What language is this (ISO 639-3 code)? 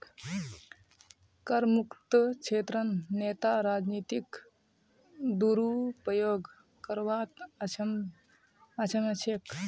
mag